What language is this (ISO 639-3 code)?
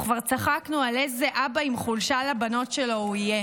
heb